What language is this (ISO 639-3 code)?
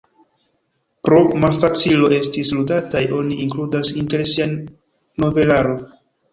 epo